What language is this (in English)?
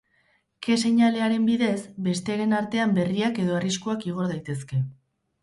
Basque